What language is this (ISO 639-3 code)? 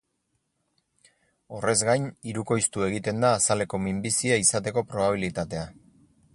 eus